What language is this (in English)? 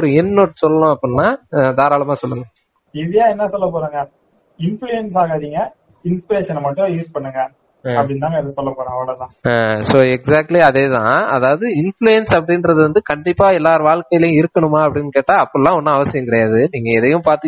Tamil